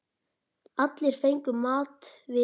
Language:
Icelandic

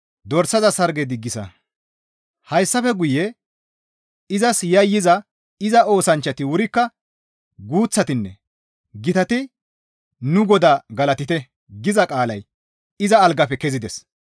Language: Gamo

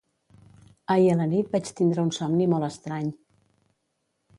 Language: Catalan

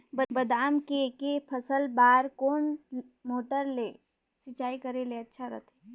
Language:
Chhattisgarhi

